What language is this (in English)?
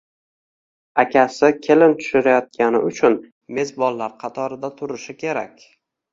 Uzbek